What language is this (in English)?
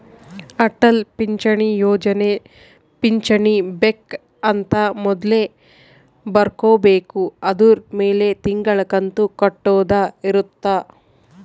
Kannada